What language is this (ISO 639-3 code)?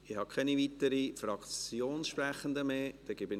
gsw